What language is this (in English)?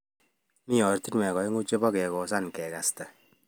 Kalenjin